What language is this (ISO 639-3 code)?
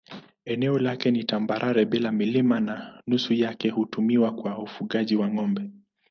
swa